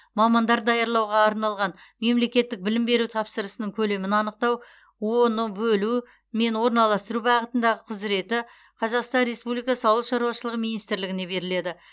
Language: Kazakh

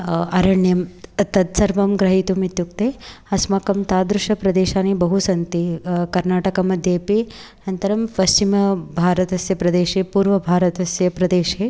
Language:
Sanskrit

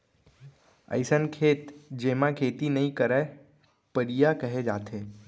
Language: Chhattisgarhi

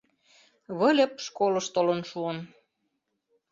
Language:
Mari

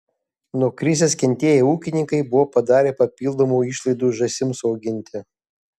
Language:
Lithuanian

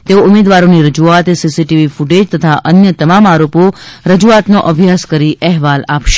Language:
Gujarati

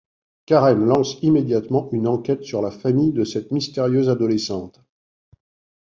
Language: French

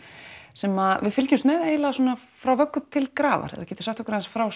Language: Icelandic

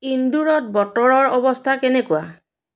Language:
Assamese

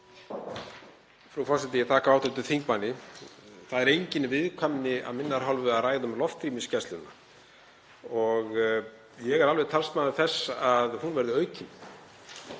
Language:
Icelandic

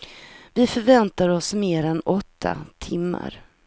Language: Swedish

